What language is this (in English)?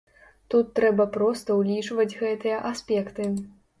Belarusian